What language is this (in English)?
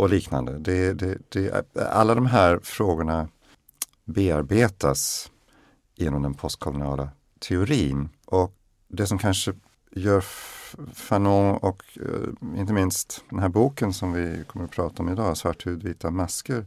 Swedish